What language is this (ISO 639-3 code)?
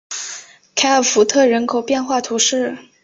zho